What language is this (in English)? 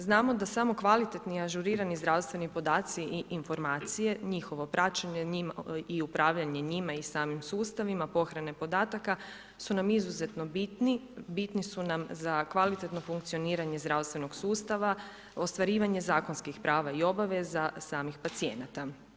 Croatian